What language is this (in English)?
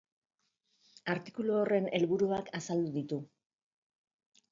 Basque